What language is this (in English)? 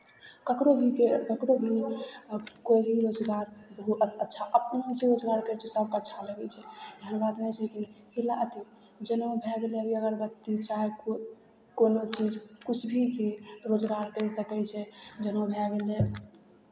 Maithili